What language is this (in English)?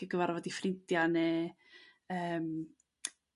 Welsh